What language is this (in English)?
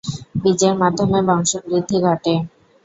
Bangla